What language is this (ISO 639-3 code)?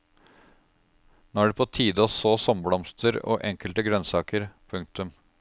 nor